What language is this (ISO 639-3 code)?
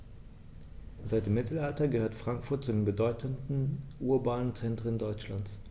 deu